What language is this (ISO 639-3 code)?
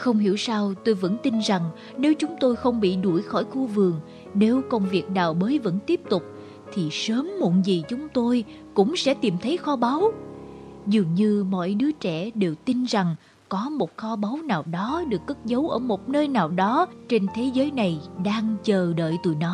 vie